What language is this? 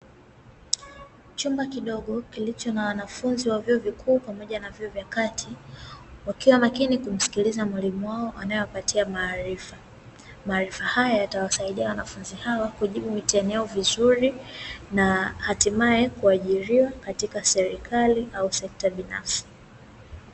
Swahili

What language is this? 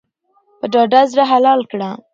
Pashto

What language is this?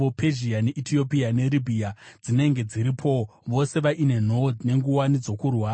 Shona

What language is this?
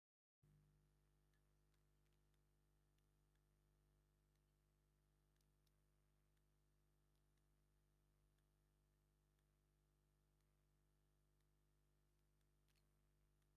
Tigrinya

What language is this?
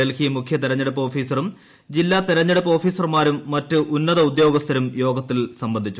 Malayalam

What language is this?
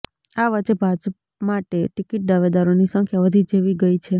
Gujarati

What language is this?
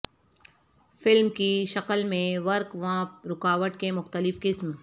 Urdu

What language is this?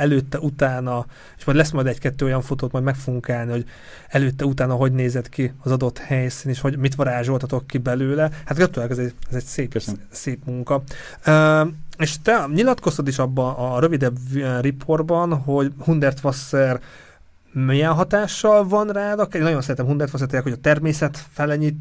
Hungarian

